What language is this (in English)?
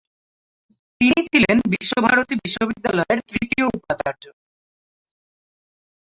Bangla